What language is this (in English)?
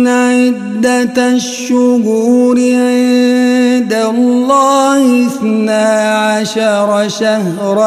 Arabic